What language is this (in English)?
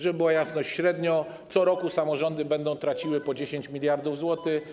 Polish